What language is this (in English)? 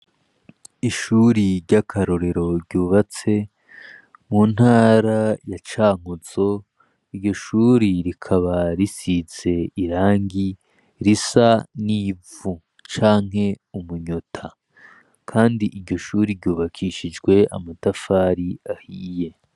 Rundi